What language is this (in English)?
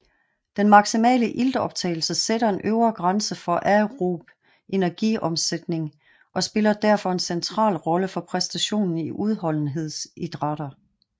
Danish